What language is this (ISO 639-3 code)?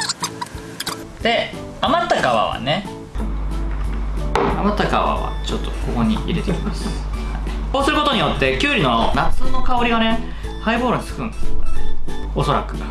jpn